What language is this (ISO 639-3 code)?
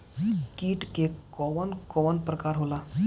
bho